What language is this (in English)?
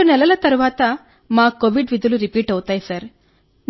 Telugu